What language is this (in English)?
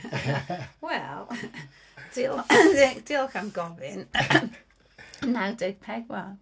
Welsh